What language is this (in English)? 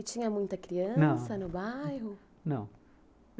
Portuguese